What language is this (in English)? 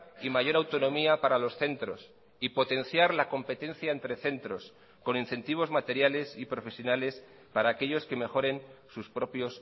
Spanish